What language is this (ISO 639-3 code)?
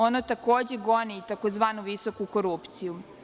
srp